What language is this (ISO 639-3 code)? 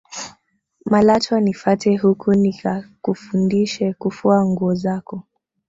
swa